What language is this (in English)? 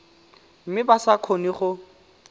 Tswana